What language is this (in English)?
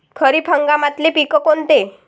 Marathi